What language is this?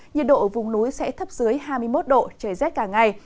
Vietnamese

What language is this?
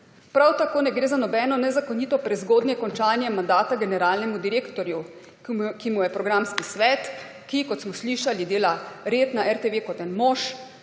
Slovenian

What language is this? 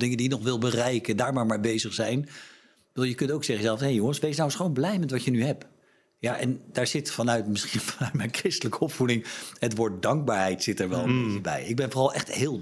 Dutch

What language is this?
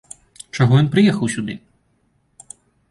Belarusian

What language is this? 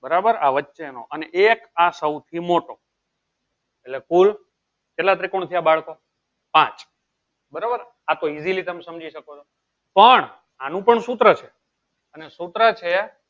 Gujarati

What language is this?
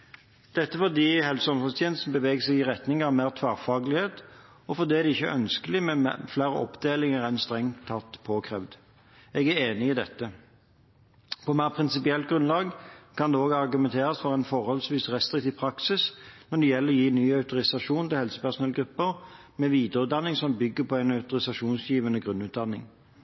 Norwegian Bokmål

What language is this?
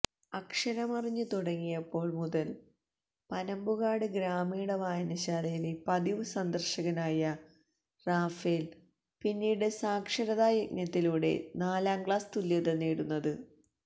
Malayalam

